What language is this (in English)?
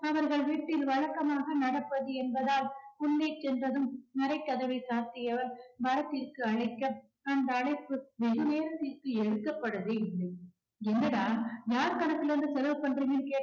Tamil